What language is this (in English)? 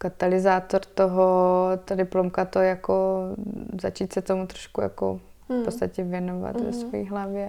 Czech